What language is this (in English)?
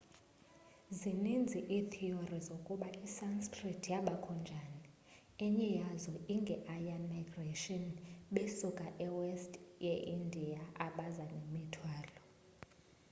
Xhosa